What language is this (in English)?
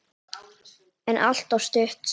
Icelandic